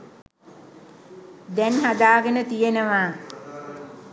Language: Sinhala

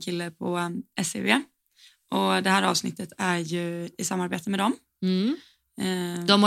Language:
Swedish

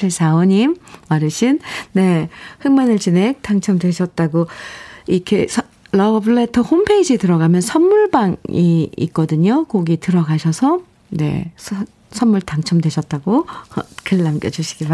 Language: Korean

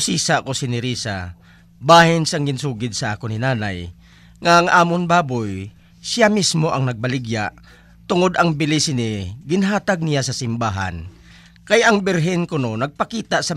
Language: Filipino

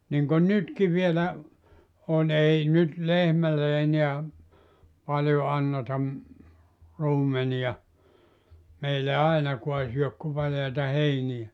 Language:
Finnish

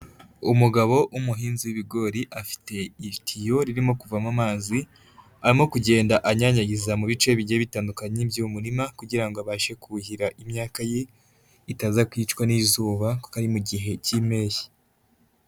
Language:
Kinyarwanda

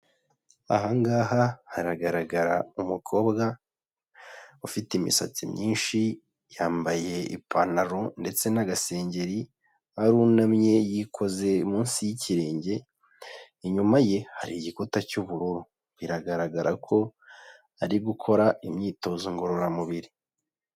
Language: Kinyarwanda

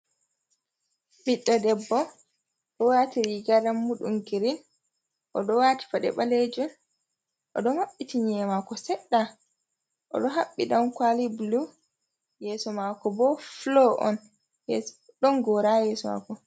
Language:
Fula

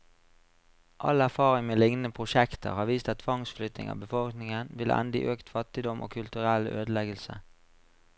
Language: Norwegian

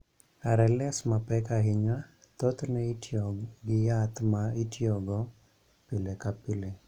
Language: Luo (Kenya and Tanzania)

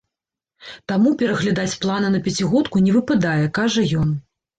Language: Belarusian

